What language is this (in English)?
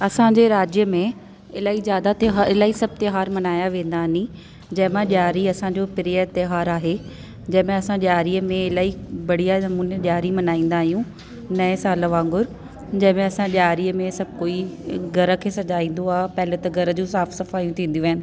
Sindhi